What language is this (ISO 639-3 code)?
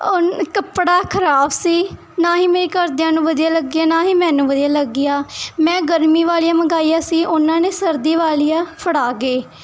pan